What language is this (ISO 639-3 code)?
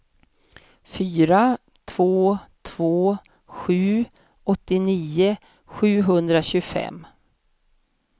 swe